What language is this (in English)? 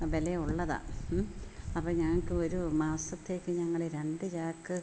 Malayalam